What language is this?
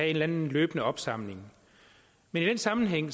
Danish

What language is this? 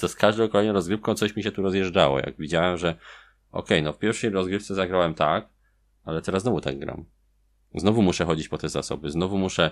Polish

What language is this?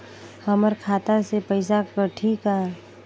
Chhattisgarhi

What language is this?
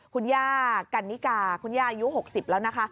Thai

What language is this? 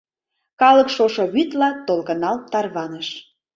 Mari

